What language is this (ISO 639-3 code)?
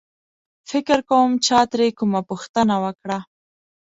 pus